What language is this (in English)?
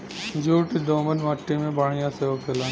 Bhojpuri